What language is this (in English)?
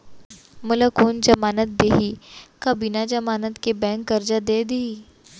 Chhattisgarhi